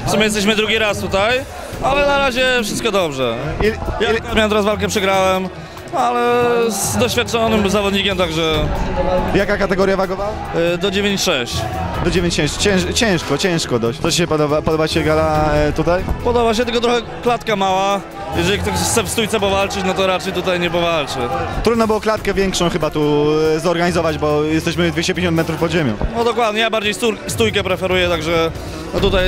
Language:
Polish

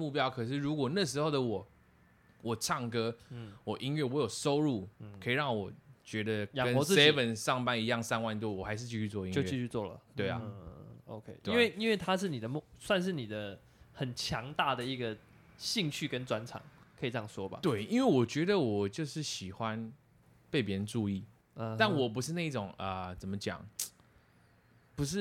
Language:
Chinese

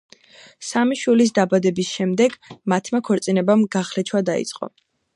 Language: Georgian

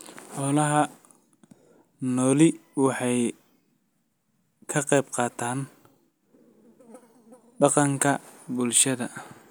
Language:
Somali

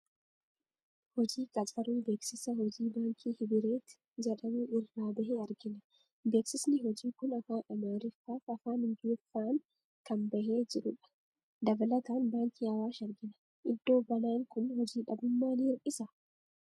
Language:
Oromo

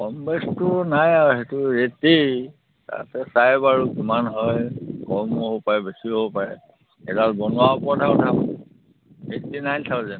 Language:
Assamese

